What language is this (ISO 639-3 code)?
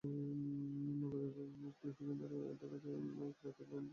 ben